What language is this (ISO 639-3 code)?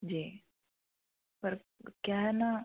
hin